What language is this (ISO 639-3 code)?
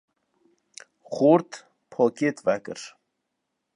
kur